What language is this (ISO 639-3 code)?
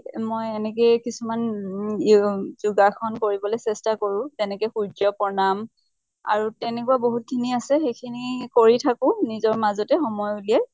asm